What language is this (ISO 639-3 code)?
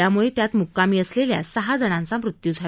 mar